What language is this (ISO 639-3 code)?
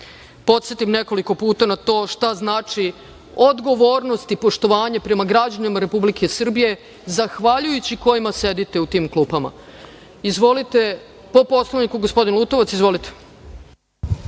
srp